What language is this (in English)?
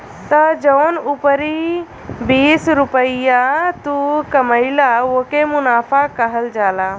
Bhojpuri